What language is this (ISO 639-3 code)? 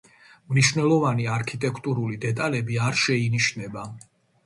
kat